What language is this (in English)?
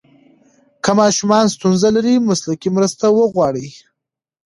Pashto